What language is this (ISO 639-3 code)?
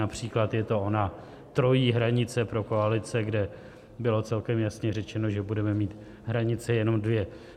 ces